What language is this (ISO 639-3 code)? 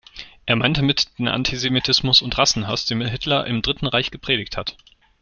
deu